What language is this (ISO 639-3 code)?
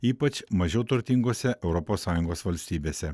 lit